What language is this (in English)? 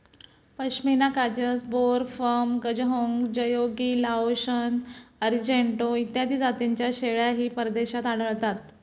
Marathi